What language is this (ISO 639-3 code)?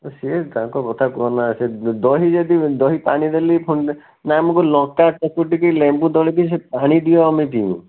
ori